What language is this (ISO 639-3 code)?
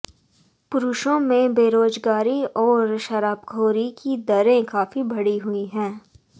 hin